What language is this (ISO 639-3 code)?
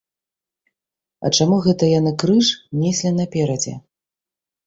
bel